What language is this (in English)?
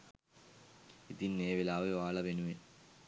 Sinhala